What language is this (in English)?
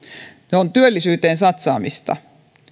Finnish